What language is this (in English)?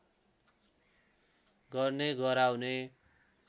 Nepali